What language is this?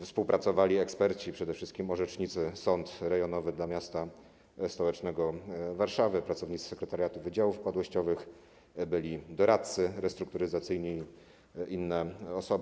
Polish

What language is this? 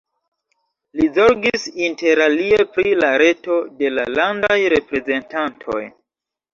Esperanto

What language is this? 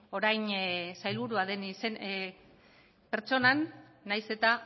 Basque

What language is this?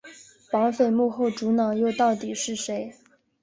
Chinese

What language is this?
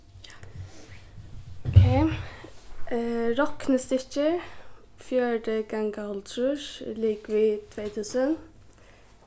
Faroese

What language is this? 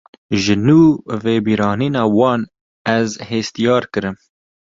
Kurdish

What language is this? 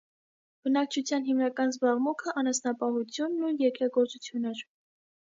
Armenian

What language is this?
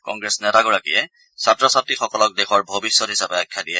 Assamese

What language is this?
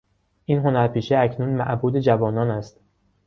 Persian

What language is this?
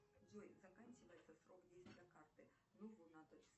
Russian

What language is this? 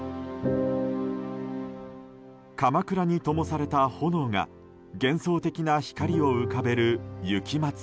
Japanese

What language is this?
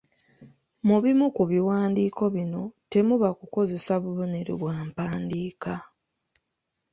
Ganda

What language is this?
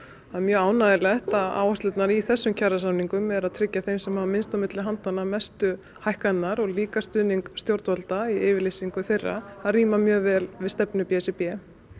Icelandic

